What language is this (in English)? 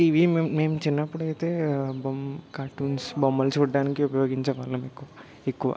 Telugu